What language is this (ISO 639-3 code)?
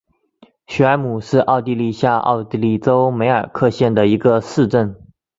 zho